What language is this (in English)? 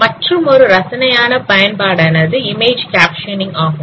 Tamil